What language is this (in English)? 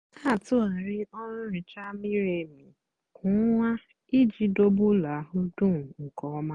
Igbo